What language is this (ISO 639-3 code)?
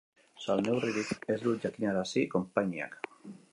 eus